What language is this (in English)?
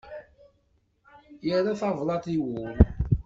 Kabyle